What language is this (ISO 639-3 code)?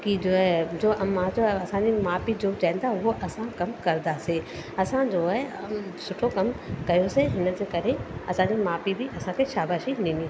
snd